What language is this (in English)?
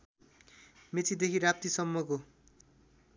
Nepali